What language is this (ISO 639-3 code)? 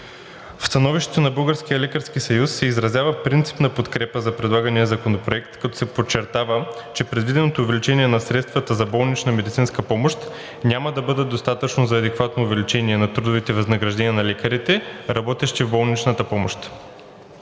bul